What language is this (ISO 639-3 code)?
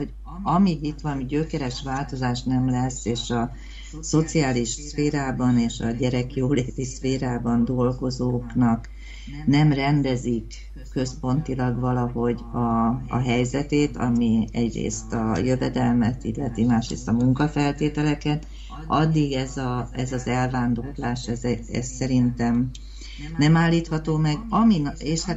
hun